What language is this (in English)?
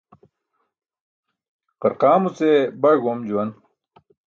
Burushaski